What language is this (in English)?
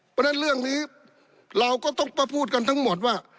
Thai